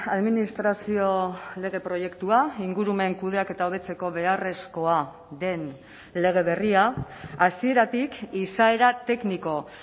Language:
Basque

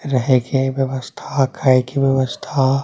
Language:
Maithili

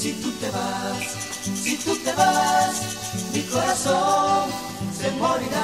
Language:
Bulgarian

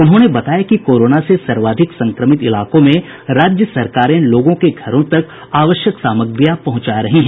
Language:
Hindi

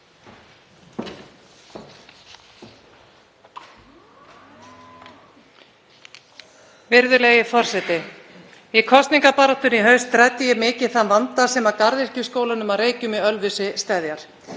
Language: Icelandic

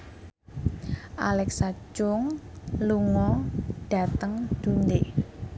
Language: Javanese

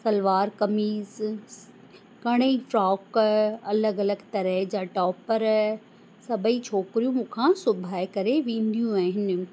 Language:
Sindhi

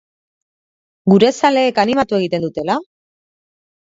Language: Basque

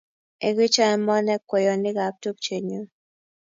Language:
Kalenjin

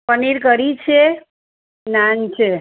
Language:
Gujarati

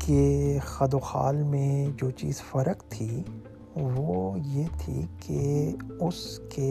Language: Urdu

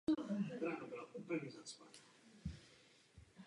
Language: Czech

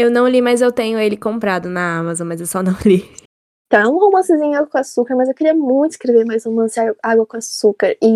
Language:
Portuguese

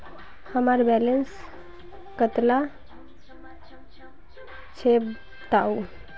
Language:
Magahi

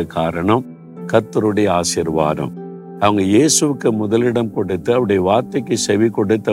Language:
Tamil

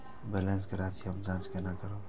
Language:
Maithili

